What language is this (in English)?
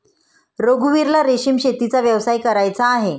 Marathi